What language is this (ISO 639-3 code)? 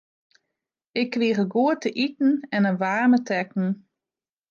fry